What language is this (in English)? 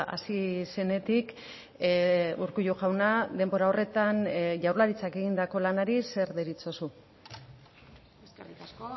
Basque